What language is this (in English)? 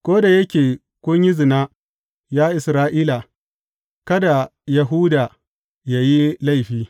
Hausa